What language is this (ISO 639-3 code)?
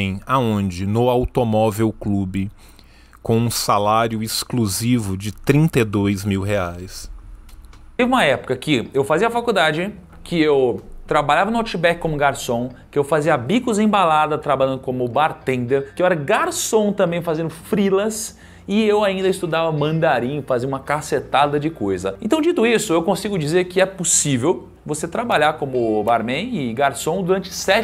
por